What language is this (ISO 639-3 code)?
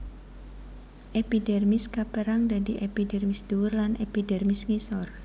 jav